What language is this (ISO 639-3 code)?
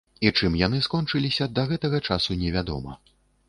bel